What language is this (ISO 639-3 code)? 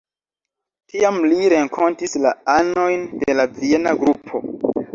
epo